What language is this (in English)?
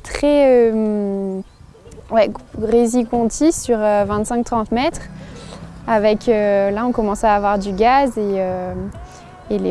French